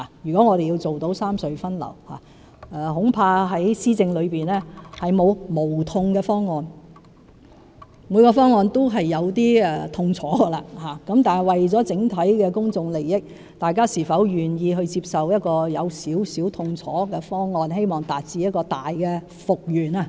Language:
Cantonese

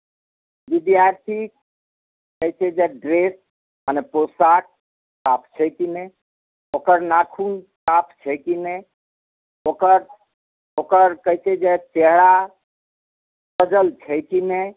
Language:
Maithili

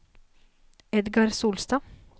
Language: Norwegian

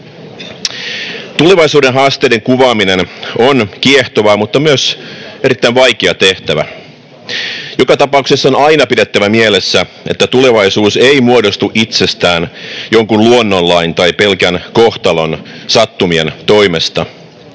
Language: Finnish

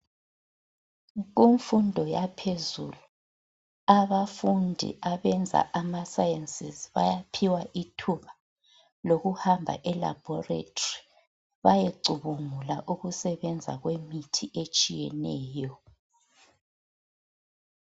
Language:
North Ndebele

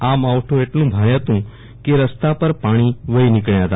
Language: Gujarati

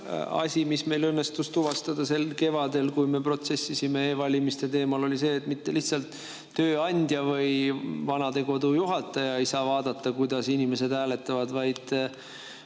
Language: Estonian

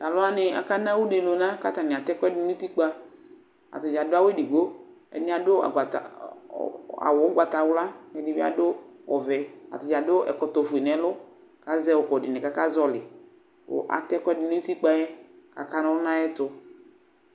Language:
Ikposo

